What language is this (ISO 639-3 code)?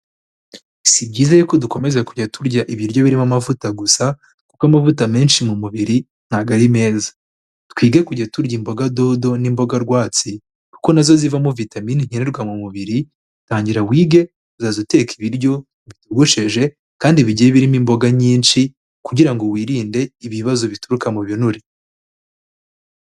kin